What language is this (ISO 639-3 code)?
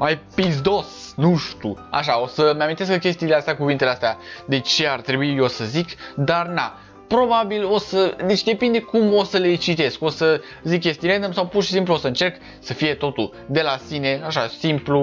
ron